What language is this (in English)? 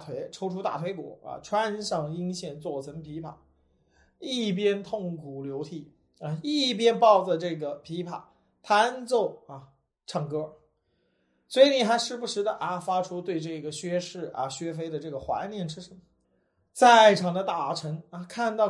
Chinese